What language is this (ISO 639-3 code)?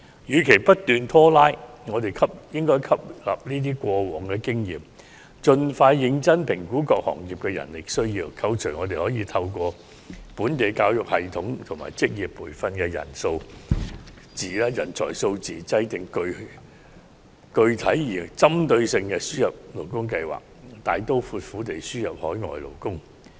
yue